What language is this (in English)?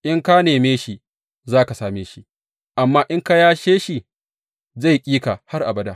Hausa